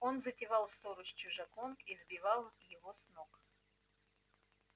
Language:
Russian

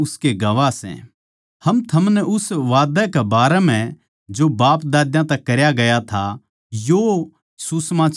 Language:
Haryanvi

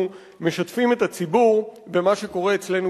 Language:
Hebrew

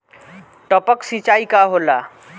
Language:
Bhojpuri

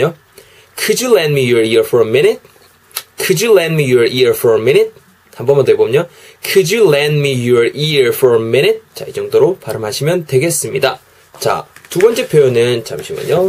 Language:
Korean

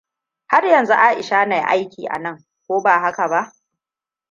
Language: Hausa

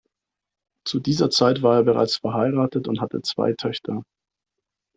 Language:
German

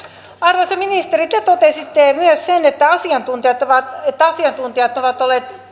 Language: Finnish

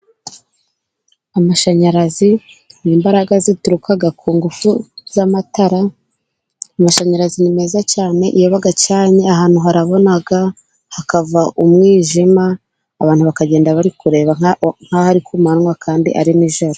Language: Kinyarwanda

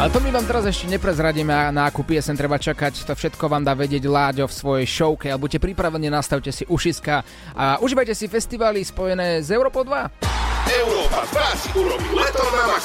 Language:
Slovak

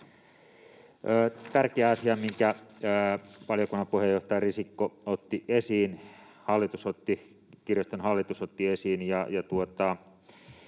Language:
Finnish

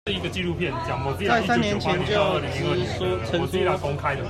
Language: Chinese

